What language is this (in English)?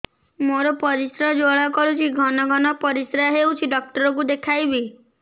Odia